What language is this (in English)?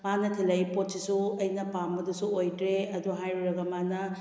Manipuri